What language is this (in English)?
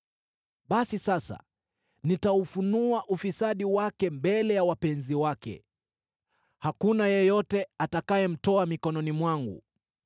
Swahili